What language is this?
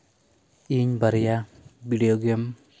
Santali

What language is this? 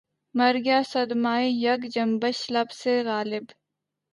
Urdu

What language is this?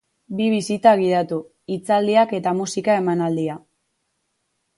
Basque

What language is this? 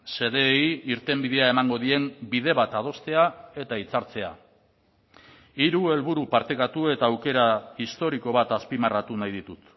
Basque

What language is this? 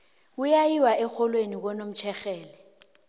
South Ndebele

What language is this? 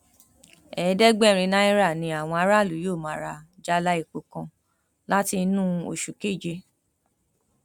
Yoruba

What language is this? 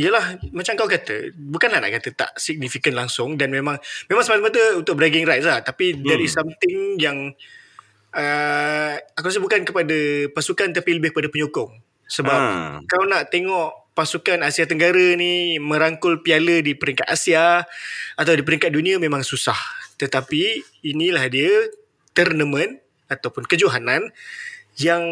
Malay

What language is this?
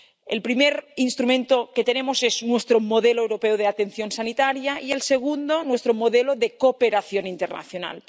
Spanish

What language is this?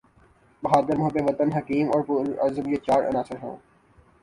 Urdu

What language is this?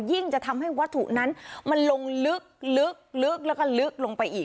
Thai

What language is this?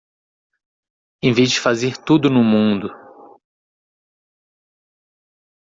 Portuguese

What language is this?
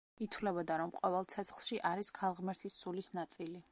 Georgian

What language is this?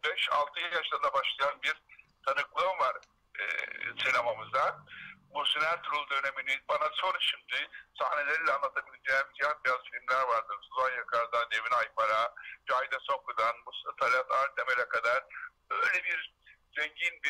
Turkish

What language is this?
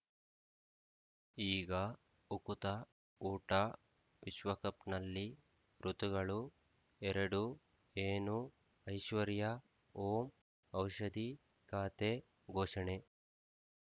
Kannada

